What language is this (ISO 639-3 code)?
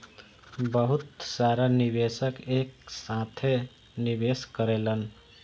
bho